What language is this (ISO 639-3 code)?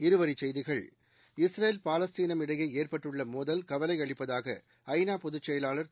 tam